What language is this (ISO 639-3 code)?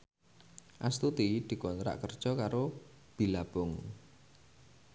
jav